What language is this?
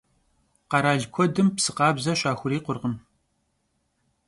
Kabardian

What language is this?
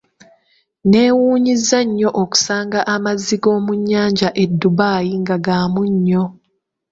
Ganda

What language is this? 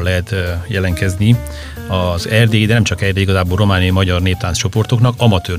Hungarian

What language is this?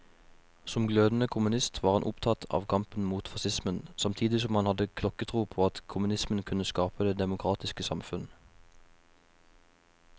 Norwegian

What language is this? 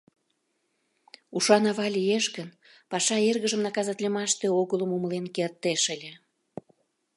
Mari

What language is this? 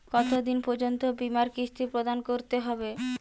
Bangla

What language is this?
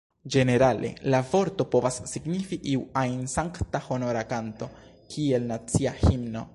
Esperanto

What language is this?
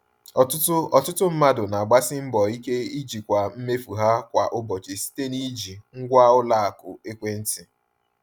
Igbo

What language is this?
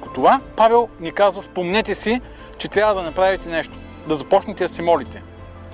Bulgarian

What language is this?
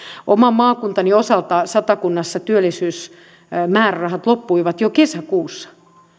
Finnish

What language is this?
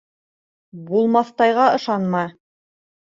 Bashkir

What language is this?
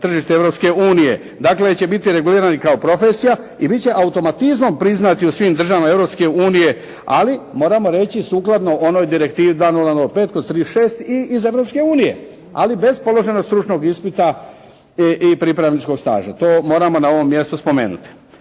Croatian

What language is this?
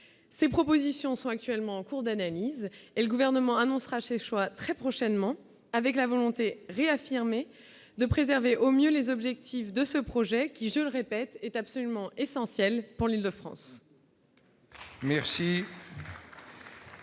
French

